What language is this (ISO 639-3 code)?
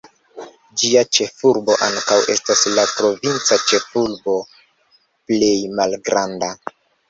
epo